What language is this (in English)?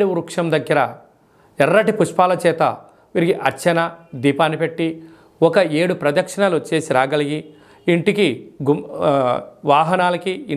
Telugu